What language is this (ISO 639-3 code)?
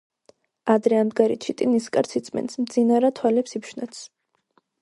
kat